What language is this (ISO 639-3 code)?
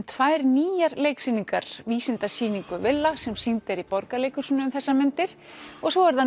isl